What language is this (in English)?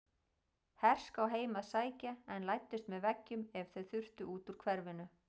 Icelandic